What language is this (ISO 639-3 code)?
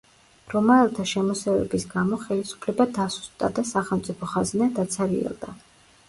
kat